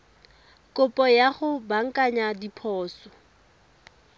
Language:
Tswana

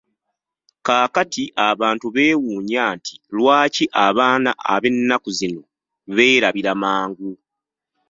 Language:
Ganda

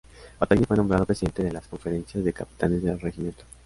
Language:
Spanish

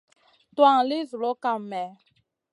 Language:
Masana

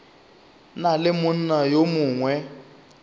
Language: Northern Sotho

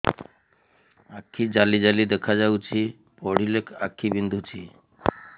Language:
Odia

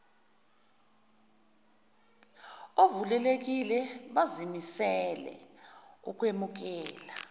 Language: Zulu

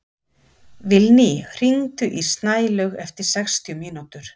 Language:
Icelandic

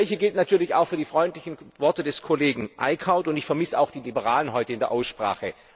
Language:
German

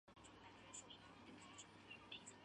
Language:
Chinese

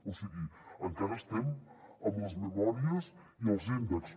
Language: Catalan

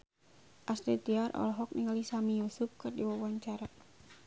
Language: Sundanese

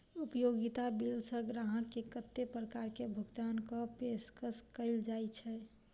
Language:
Maithili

